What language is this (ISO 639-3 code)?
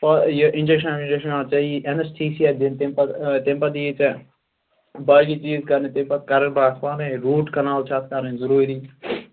kas